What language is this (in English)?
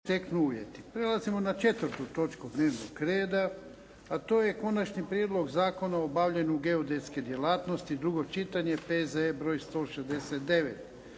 Croatian